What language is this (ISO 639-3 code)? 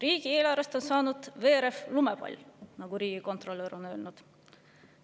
est